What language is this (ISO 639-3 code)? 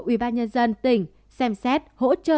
vie